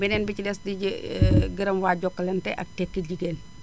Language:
Wolof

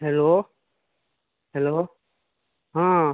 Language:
Maithili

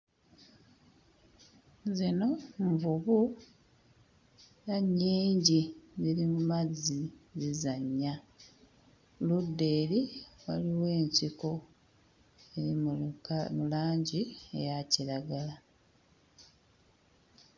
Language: Ganda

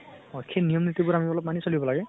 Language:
Assamese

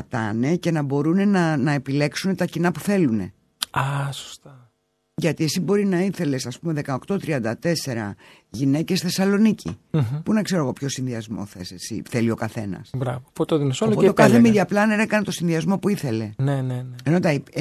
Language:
Greek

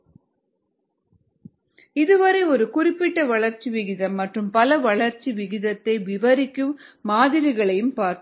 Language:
Tamil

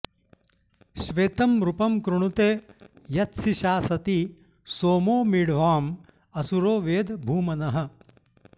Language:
Sanskrit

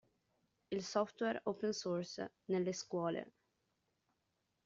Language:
Italian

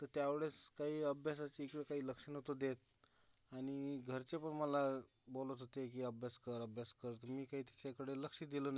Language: Marathi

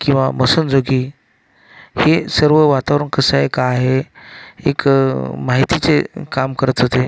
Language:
Marathi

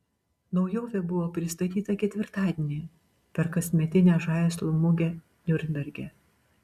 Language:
Lithuanian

